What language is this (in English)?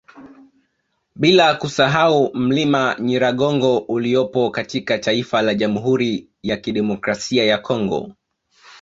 Swahili